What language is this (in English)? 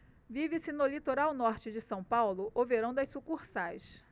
Portuguese